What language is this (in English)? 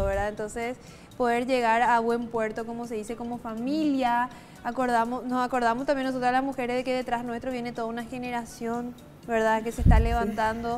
Spanish